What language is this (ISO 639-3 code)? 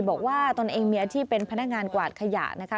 tha